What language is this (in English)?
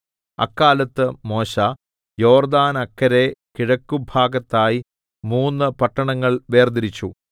Malayalam